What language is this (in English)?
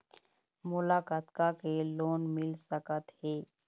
Chhattisgarhi